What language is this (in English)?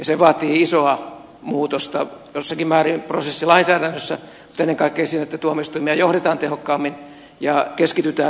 Finnish